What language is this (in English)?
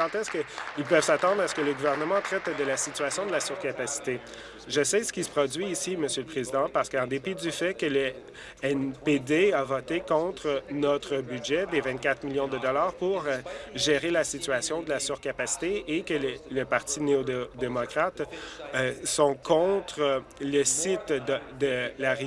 French